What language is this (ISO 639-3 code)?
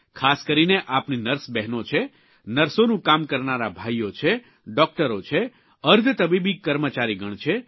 guj